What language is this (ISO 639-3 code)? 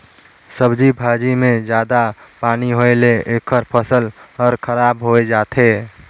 hne